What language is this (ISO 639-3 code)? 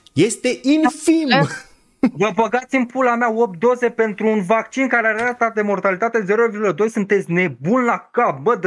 ron